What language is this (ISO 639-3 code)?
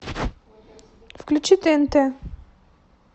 rus